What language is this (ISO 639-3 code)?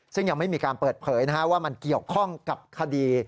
tha